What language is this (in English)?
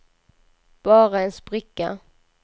Swedish